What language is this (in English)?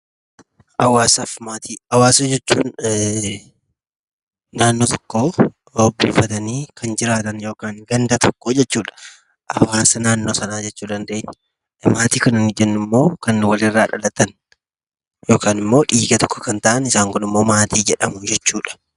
Oromo